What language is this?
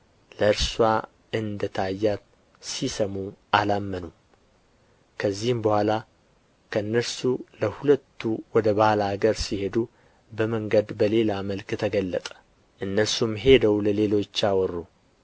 Amharic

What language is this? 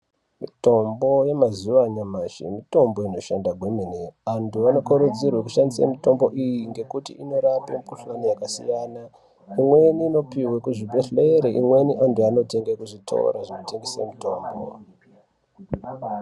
Ndau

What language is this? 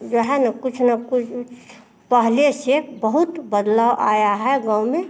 Hindi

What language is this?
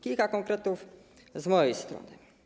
Polish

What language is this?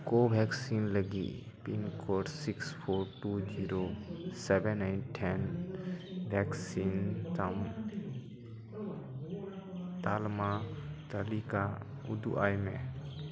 Santali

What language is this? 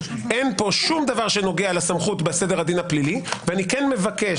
Hebrew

